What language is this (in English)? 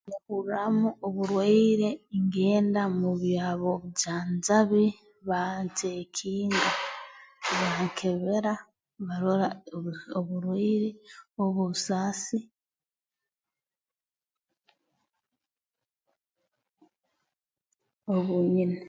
Tooro